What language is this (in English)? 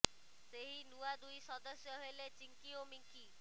Odia